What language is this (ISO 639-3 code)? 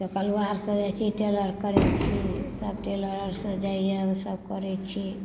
mai